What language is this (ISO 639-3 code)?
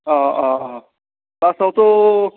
brx